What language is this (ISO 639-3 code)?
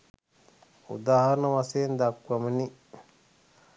sin